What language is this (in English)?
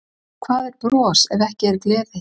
Icelandic